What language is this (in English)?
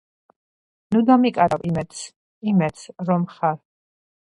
Georgian